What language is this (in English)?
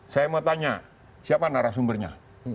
Indonesian